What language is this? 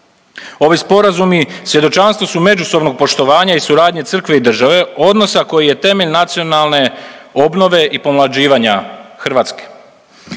Croatian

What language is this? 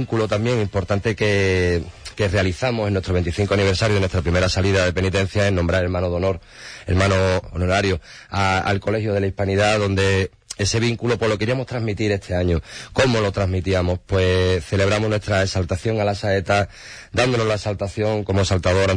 Spanish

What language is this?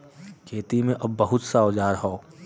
Bhojpuri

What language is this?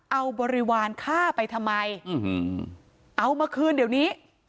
Thai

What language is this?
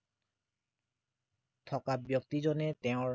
Assamese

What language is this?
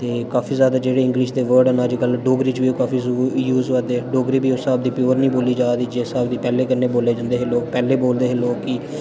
Dogri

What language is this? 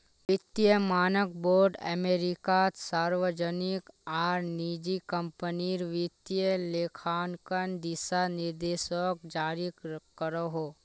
Magahi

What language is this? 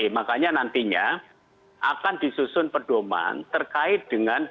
Indonesian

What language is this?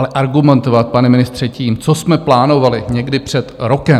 Czech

